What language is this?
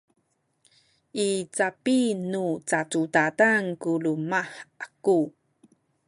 Sakizaya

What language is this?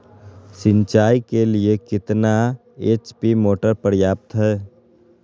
Magahi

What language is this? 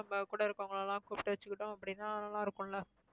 Tamil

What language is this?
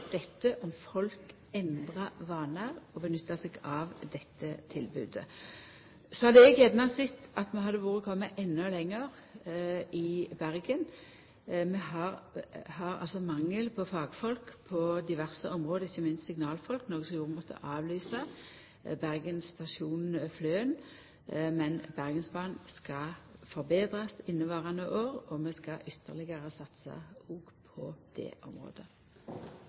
Norwegian Nynorsk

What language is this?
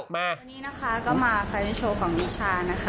Thai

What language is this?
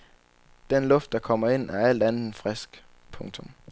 Danish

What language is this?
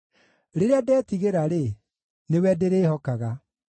Kikuyu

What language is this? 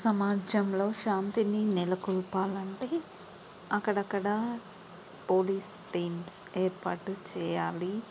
Telugu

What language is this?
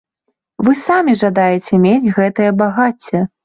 Belarusian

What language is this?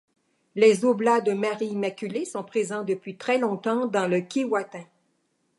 French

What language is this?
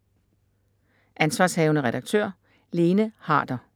Danish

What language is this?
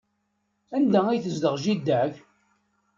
Kabyle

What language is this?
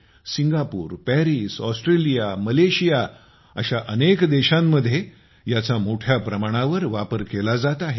Marathi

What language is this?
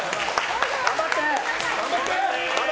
Japanese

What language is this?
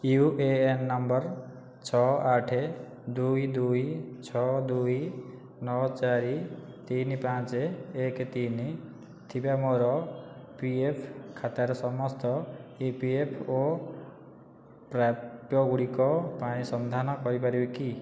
Odia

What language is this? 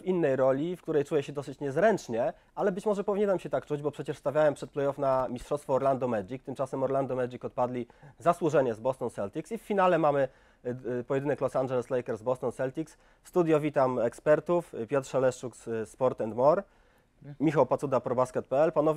Polish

